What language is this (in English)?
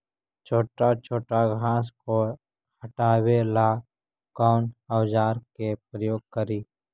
Magahi